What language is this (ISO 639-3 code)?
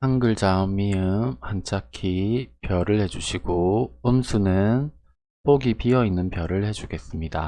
kor